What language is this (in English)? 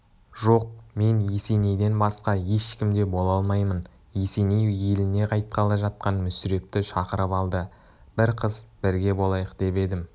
Kazakh